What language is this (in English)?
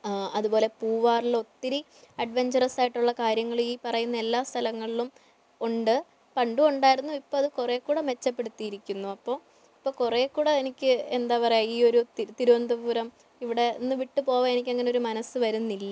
Malayalam